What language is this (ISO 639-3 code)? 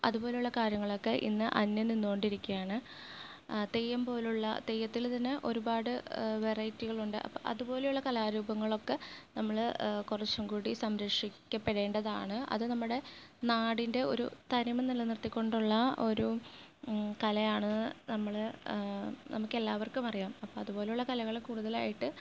mal